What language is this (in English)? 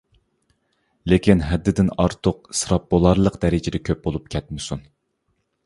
Uyghur